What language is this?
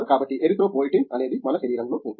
Telugu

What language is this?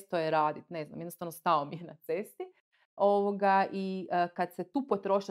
Croatian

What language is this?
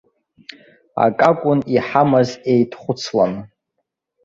Abkhazian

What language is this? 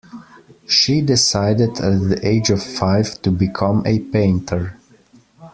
English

